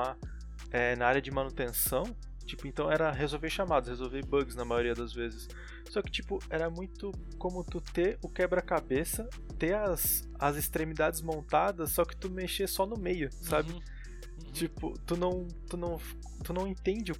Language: Portuguese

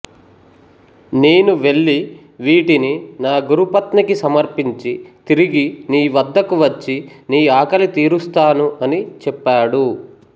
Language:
Telugu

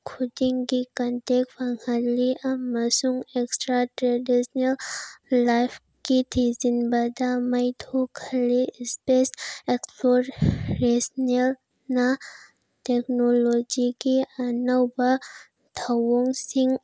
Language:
Manipuri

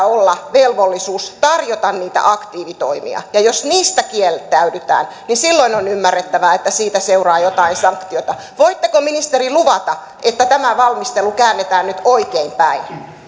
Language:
Finnish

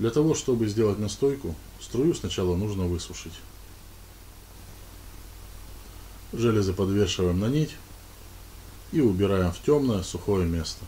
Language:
Russian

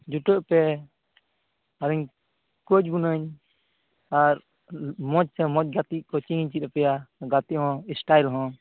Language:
Santali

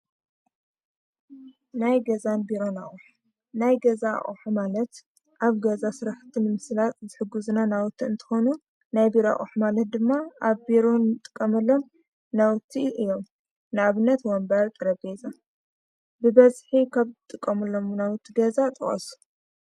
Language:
Tigrinya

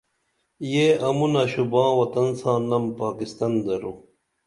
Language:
Dameli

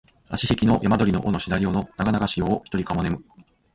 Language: Japanese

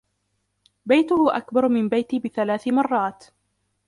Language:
Arabic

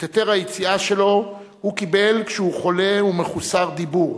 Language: Hebrew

